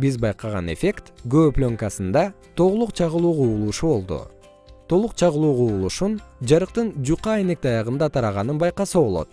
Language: Kyrgyz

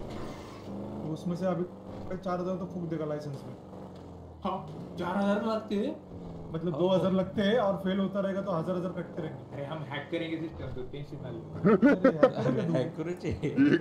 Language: Hindi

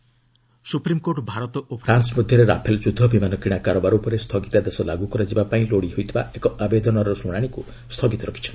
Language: Odia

